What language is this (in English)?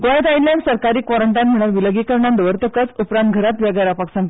Konkani